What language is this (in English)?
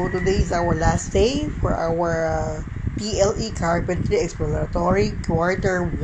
Filipino